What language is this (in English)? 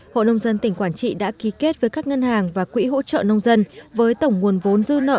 Vietnamese